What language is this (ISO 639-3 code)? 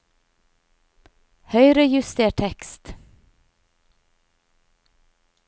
nor